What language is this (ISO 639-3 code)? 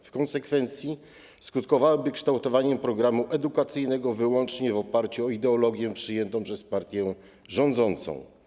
pol